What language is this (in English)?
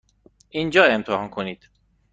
Persian